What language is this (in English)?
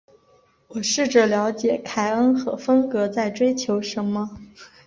Chinese